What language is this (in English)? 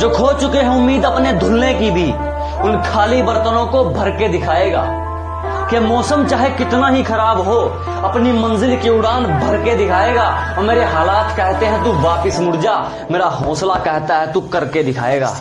Hindi